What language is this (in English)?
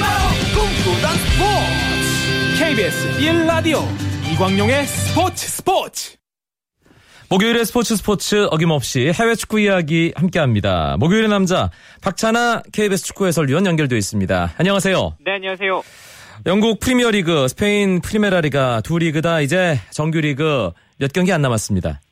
Korean